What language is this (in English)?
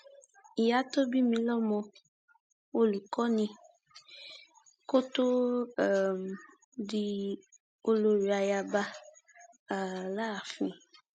Yoruba